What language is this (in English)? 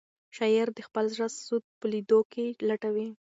Pashto